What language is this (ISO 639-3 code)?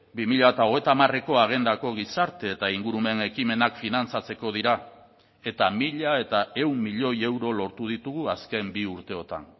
eus